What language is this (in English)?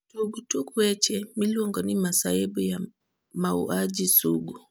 Luo (Kenya and Tanzania)